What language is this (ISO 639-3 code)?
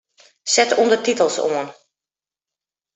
fry